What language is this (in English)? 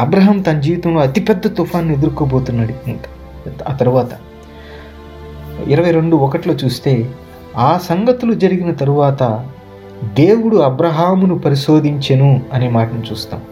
Telugu